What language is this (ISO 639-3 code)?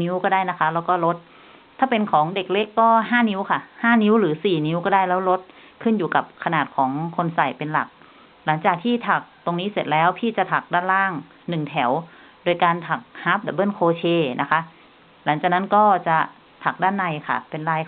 tha